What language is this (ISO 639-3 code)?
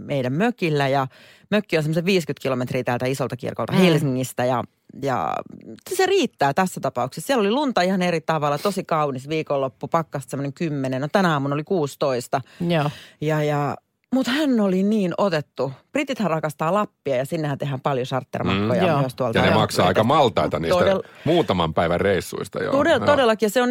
fin